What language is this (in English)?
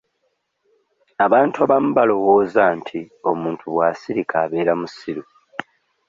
Ganda